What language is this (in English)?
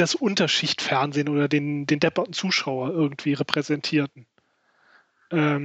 German